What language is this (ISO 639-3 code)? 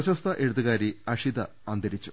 mal